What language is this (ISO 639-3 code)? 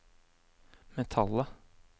nor